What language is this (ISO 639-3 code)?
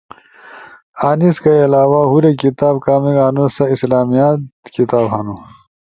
ush